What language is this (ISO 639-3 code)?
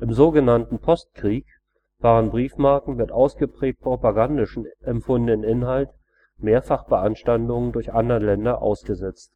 deu